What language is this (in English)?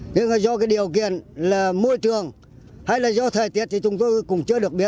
Vietnamese